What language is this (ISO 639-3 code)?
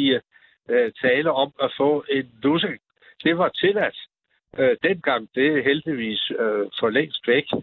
dan